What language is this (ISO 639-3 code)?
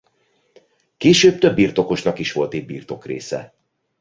hun